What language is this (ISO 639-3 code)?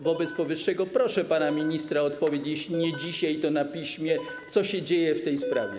pol